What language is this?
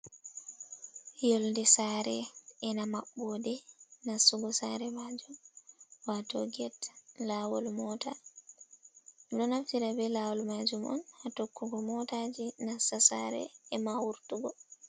Fula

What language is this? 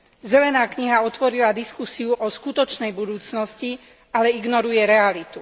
Slovak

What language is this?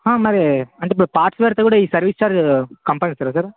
Telugu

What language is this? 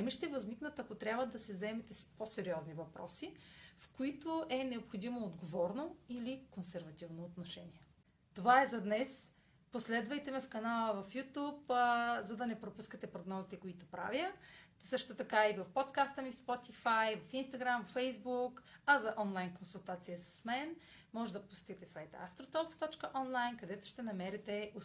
Bulgarian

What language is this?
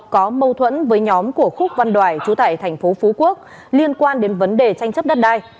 Vietnamese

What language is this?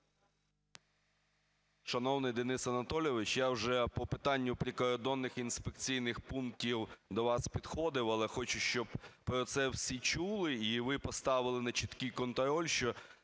Ukrainian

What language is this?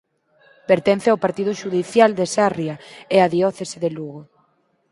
Galician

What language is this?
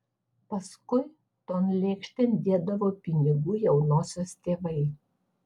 Lithuanian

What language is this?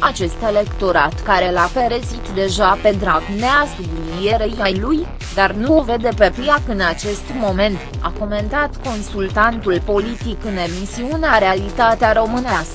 Romanian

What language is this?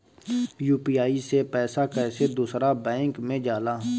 Bhojpuri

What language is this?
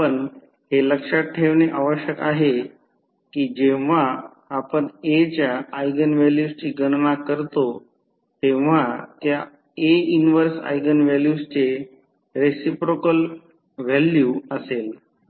Marathi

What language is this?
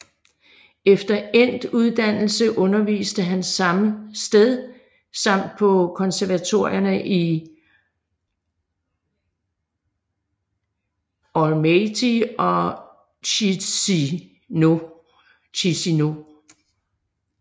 Danish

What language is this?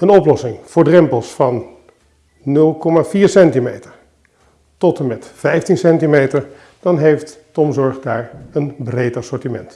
Dutch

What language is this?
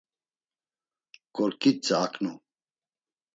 Laz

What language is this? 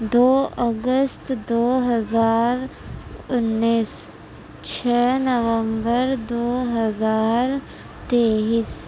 Urdu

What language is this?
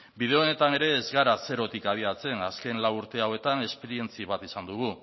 Basque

